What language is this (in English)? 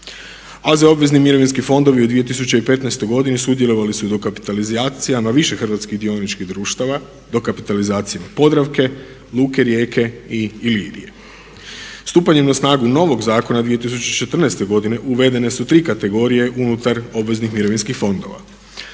Croatian